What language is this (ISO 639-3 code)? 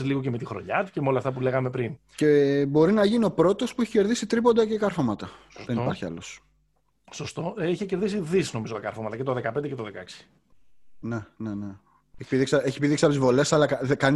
ell